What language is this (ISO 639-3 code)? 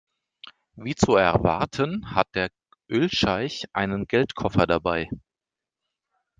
deu